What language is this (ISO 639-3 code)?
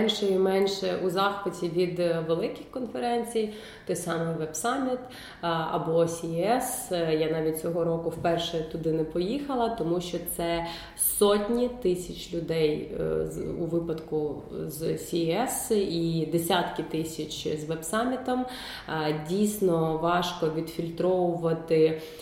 ukr